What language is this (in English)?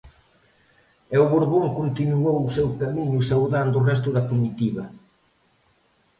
Galician